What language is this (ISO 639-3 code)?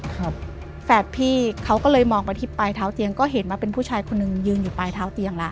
tha